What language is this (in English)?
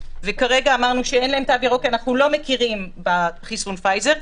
Hebrew